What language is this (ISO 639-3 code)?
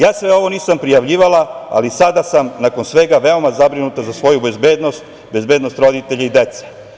srp